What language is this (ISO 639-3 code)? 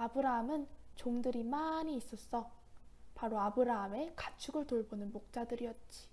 kor